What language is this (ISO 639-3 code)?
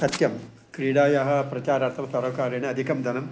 san